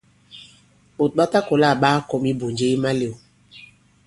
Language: Bankon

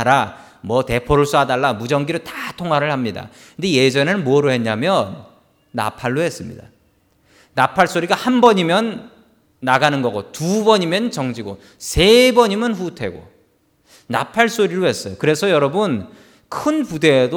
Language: Korean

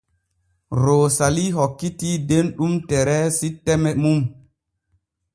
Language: Borgu Fulfulde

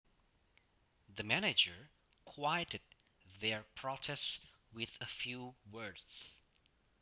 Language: Javanese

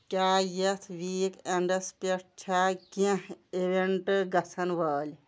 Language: Kashmiri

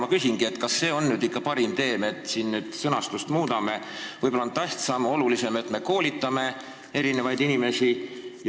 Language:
Estonian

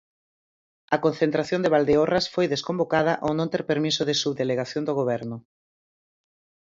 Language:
Galician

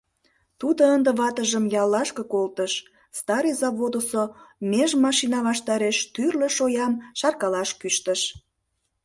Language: Mari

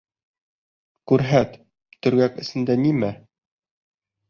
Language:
Bashkir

